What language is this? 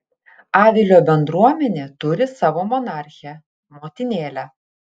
Lithuanian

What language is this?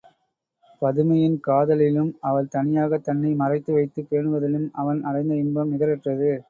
Tamil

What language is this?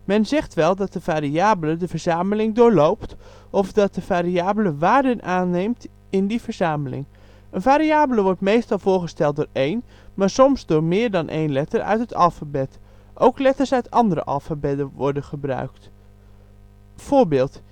Dutch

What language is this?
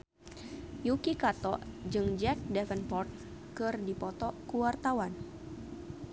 Sundanese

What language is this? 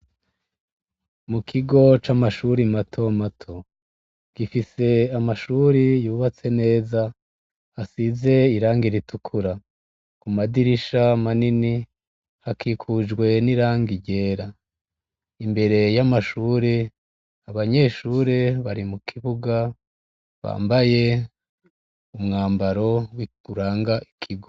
Rundi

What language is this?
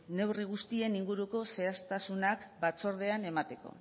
Basque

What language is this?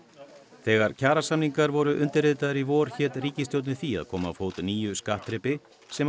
Icelandic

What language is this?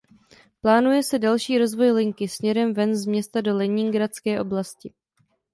Czech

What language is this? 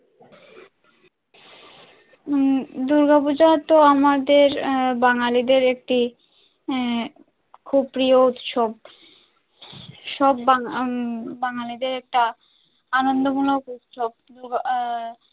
Bangla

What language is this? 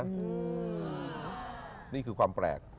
Thai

